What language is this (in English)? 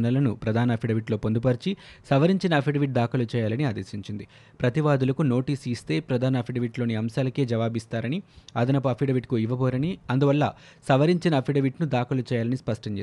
Telugu